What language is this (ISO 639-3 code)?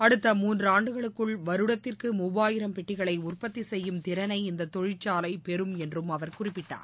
tam